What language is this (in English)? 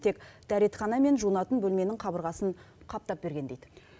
Kazakh